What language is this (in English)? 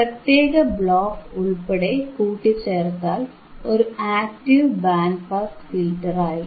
Malayalam